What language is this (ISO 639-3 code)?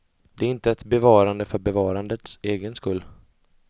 swe